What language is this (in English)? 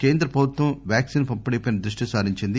Telugu